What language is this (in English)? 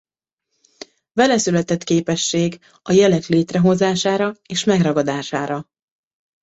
Hungarian